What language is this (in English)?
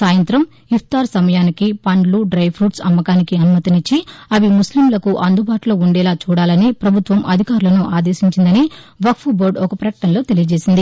Telugu